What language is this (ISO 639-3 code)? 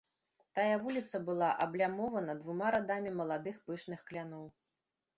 bel